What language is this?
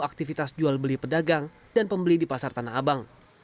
Indonesian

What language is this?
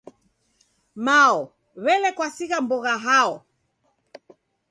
Taita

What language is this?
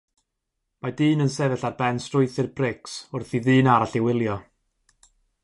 Welsh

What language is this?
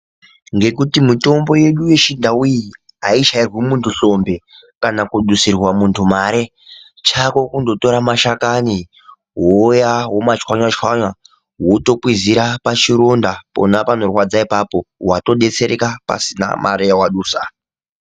Ndau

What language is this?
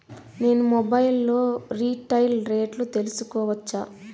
Telugu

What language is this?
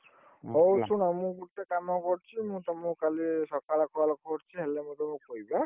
Odia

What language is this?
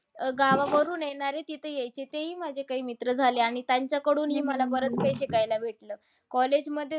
Marathi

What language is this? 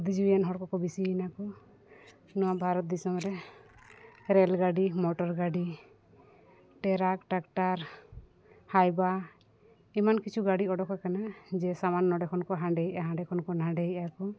Santali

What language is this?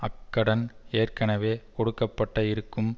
Tamil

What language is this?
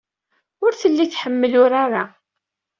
Kabyle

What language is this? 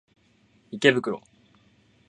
Japanese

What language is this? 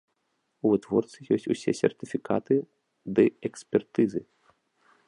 Belarusian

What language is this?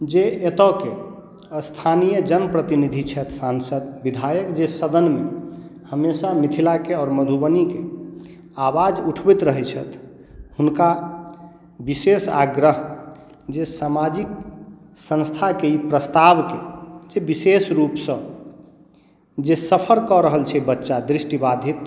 Maithili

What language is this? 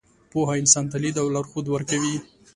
Pashto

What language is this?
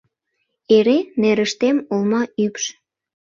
Mari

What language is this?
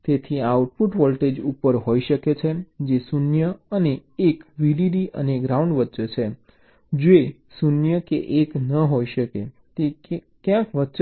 Gujarati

